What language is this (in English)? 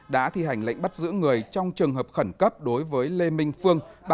Vietnamese